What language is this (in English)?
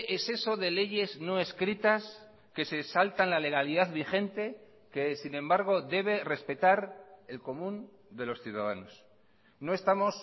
Spanish